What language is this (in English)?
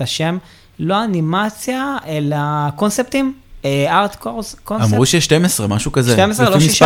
Hebrew